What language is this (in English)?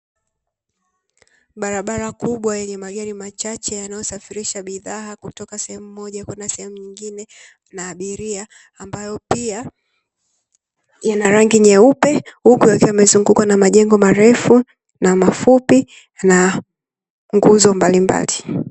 Swahili